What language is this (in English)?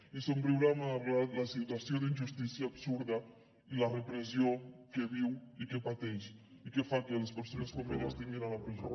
Catalan